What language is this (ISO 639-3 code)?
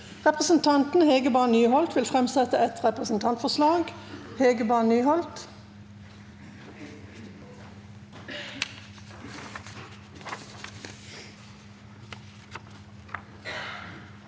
nor